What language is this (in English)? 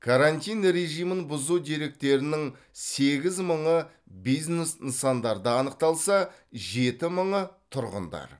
Kazakh